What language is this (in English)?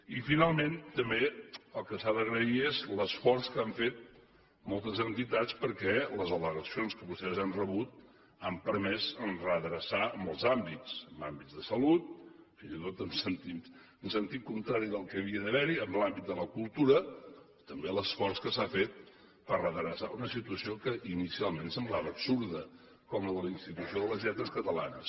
Catalan